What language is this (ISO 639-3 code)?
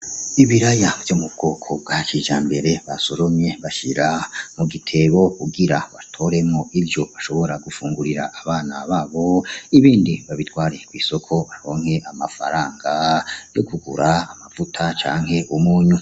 run